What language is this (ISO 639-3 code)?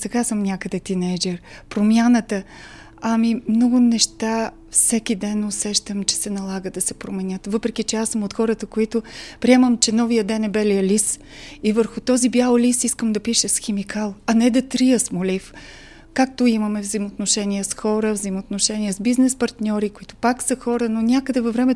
bul